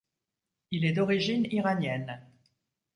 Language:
French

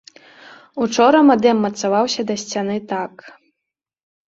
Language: Belarusian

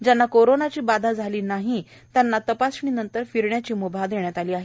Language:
Marathi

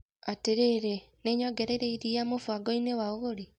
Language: Kikuyu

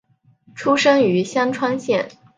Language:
Chinese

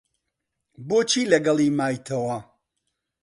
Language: Central Kurdish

